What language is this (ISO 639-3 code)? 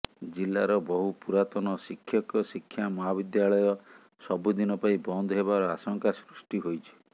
ori